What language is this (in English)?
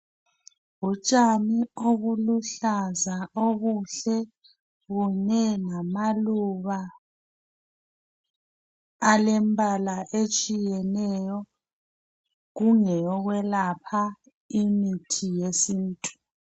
North Ndebele